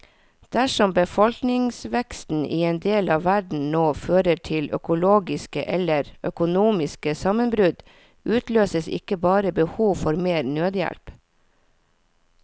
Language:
Norwegian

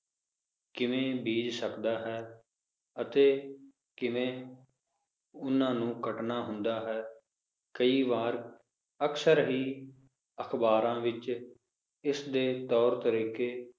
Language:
Punjabi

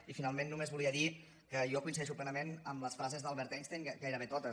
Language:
Catalan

